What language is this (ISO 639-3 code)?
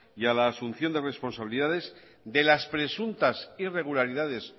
spa